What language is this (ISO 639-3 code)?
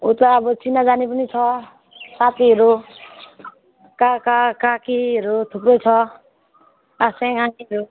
nep